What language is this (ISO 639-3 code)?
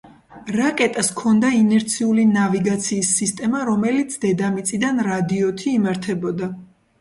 kat